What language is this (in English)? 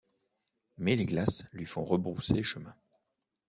French